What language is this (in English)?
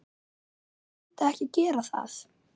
Icelandic